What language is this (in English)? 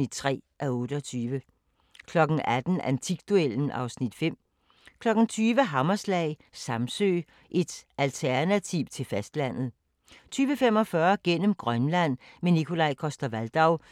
Danish